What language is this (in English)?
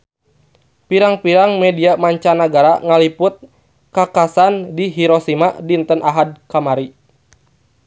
Sundanese